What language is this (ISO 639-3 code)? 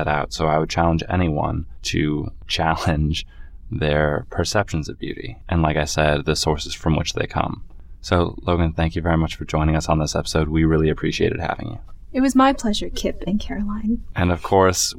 eng